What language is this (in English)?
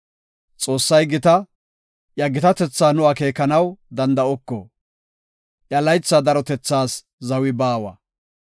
Gofa